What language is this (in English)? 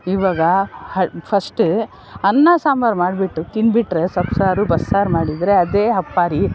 Kannada